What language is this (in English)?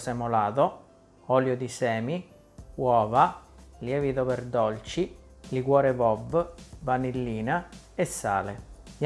Italian